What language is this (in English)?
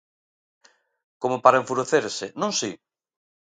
Galician